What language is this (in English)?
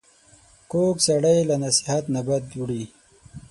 Pashto